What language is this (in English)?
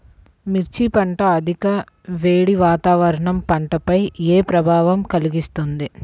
Telugu